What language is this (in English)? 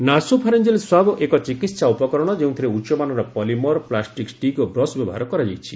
Odia